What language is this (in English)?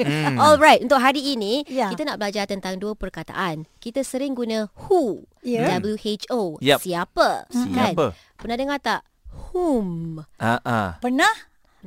Malay